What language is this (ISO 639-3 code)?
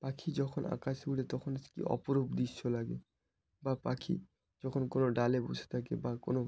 ben